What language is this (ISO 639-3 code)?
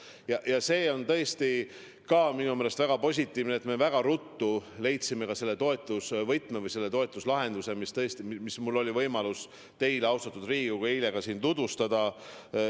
est